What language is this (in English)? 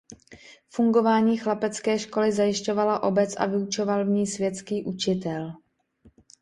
Czech